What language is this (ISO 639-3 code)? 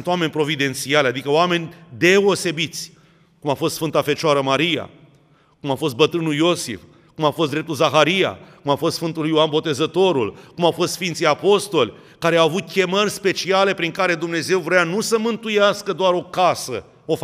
ron